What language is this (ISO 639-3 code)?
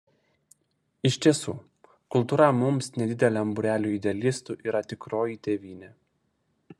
lit